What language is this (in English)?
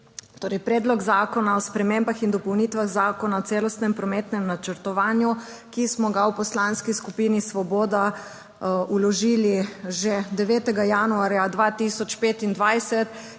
Slovenian